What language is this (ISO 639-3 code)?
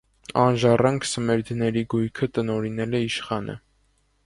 hye